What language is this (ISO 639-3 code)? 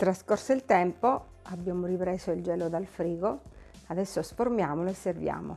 ita